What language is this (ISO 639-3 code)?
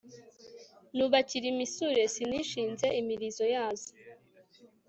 kin